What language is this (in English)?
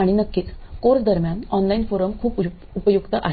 Marathi